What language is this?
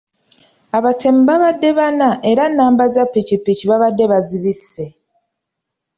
Ganda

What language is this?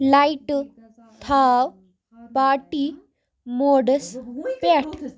Kashmiri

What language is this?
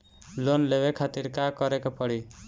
Bhojpuri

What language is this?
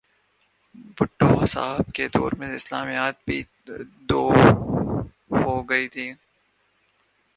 Urdu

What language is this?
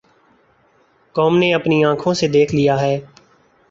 Urdu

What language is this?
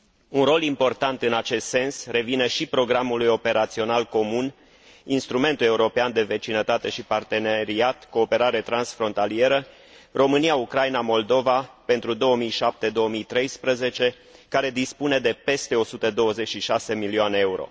Romanian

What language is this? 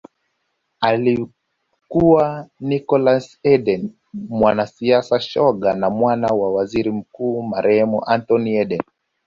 Swahili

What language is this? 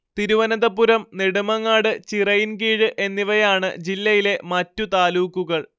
Malayalam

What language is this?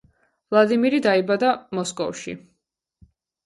Georgian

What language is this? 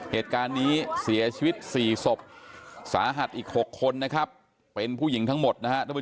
Thai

